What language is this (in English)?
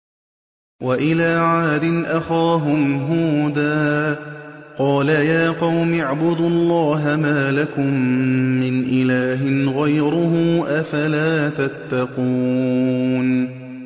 Arabic